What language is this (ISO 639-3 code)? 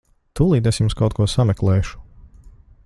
lav